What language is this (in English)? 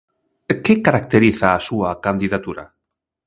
Galician